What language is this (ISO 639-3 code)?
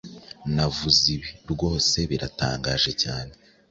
kin